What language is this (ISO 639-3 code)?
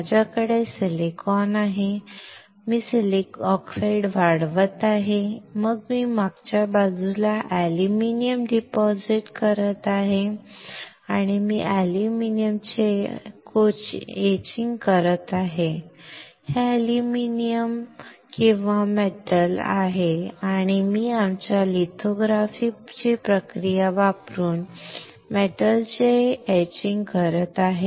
mar